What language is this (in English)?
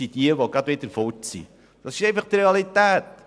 Swiss German